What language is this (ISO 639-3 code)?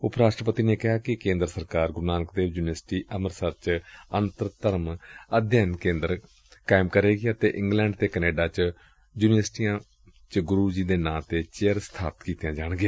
pan